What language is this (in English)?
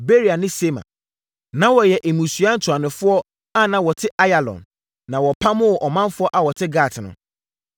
Akan